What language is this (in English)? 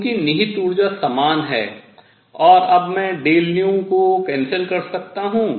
Hindi